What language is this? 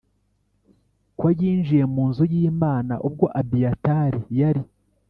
Kinyarwanda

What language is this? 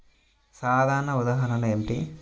Telugu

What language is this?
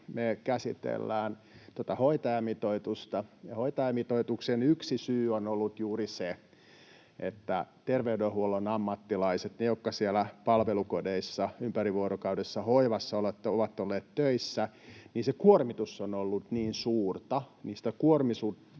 Finnish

